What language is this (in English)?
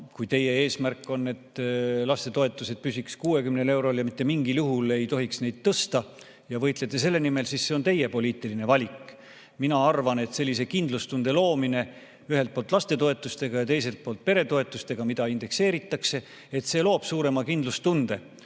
Estonian